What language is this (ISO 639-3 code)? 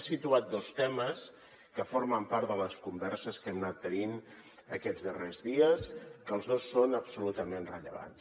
cat